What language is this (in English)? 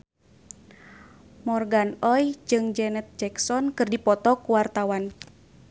Sundanese